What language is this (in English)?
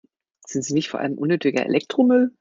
German